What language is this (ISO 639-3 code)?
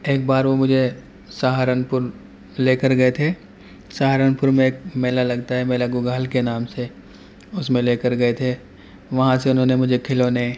urd